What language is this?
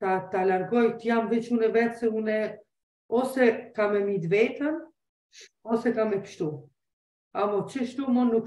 Romanian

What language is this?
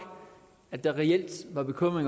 Danish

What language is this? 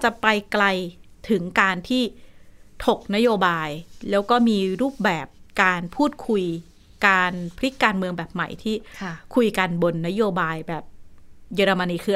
Thai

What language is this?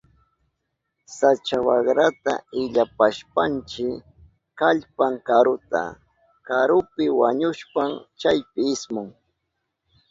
Southern Pastaza Quechua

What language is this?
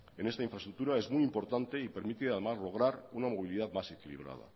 Spanish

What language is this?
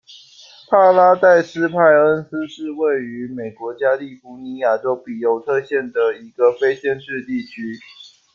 Chinese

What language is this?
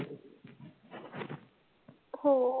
Marathi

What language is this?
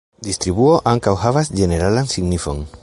Esperanto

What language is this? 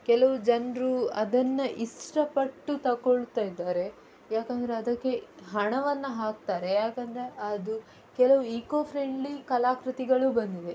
Kannada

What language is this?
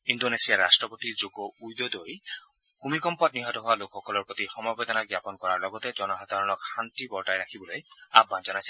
Assamese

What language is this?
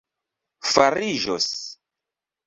Esperanto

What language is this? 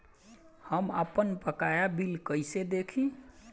Bhojpuri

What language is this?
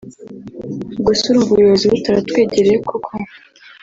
Kinyarwanda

